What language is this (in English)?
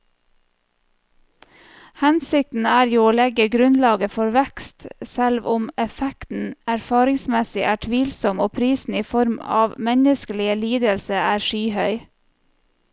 Norwegian